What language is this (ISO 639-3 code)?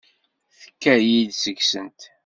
kab